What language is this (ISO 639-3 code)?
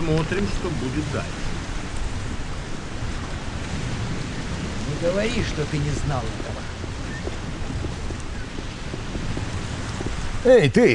rus